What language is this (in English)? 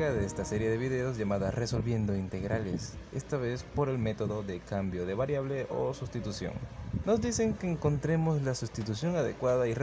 Spanish